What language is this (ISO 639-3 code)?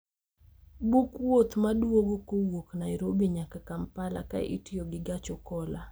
luo